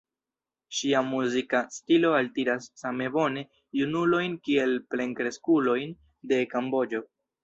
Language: Esperanto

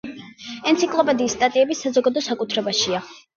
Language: Georgian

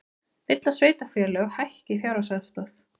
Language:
Icelandic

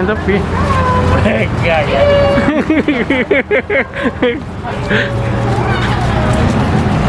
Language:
Malay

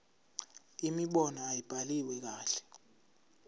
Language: Zulu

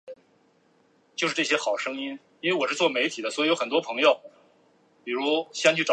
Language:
Chinese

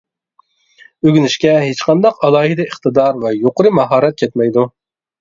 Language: Uyghur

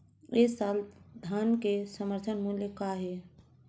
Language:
Chhattisgarhi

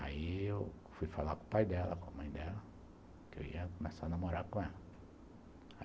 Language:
Portuguese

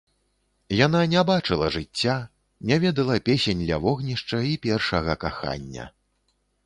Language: Belarusian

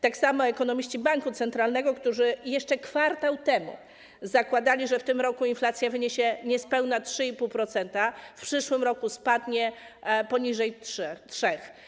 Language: Polish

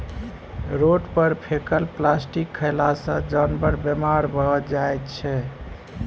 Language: Maithili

